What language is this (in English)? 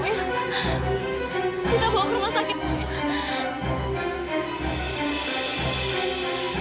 Indonesian